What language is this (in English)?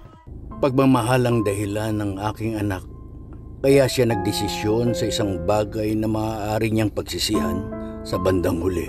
Filipino